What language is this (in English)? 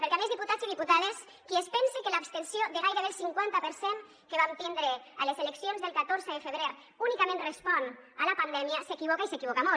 Catalan